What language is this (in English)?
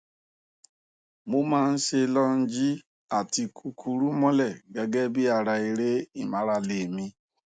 Yoruba